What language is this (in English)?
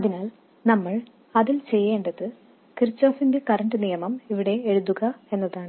Malayalam